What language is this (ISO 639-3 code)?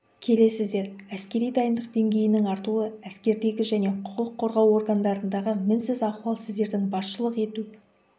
kaz